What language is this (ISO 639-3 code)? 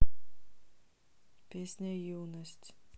rus